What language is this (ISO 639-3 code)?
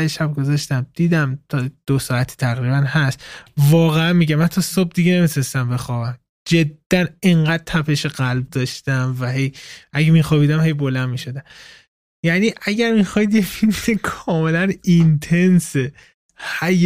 fas